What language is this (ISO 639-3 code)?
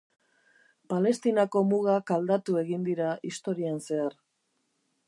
eus